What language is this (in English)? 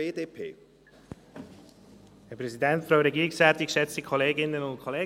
Swiss German